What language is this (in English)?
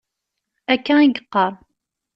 Kabyle